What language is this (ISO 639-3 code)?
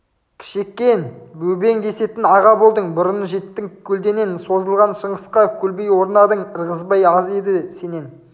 kaz